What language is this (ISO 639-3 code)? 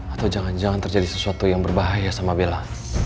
ind